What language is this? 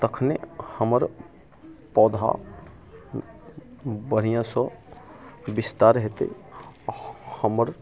Maithili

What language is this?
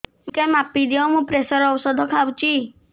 Odia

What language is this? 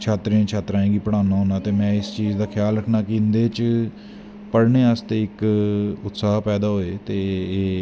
Dogri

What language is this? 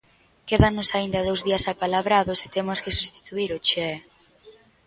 Galician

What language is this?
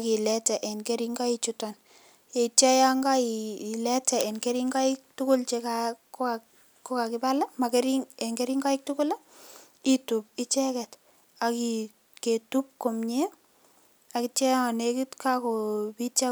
Kalenjin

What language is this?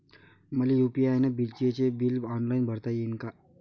Marathi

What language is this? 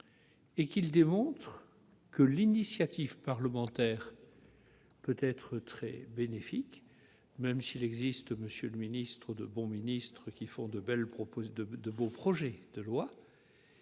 French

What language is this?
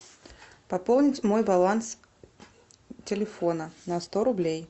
Russian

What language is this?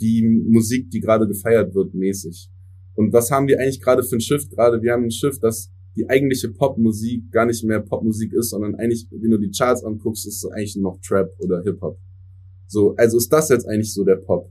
German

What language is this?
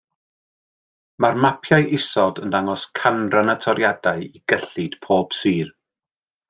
Welsh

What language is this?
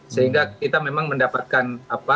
Indonesian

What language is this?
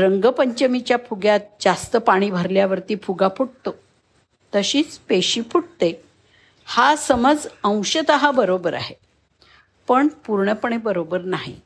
Marathi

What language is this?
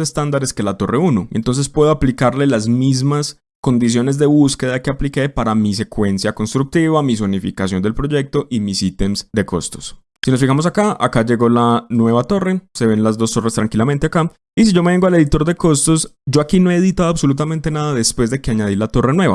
Spanish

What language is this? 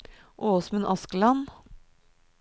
Norwegian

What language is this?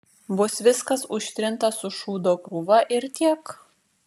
Lithuanian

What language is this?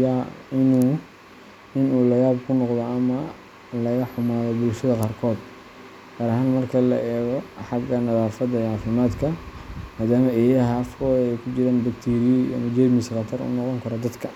Somali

